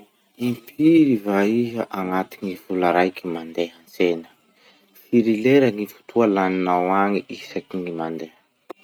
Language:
Masikoro Malagasy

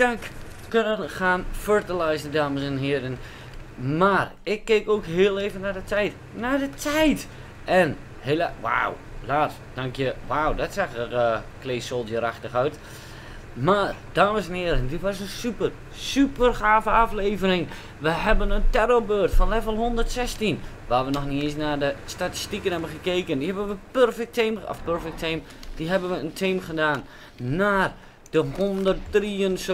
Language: Dutch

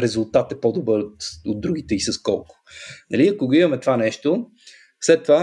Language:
Bulgarian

